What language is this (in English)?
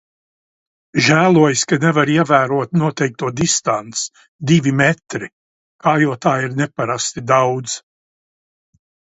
Latvian